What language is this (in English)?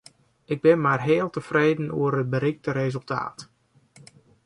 Western Frisian